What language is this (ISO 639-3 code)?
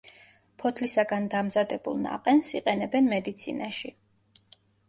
kat